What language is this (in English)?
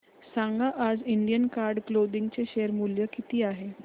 Marathi